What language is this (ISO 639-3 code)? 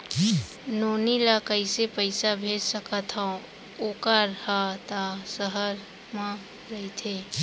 hne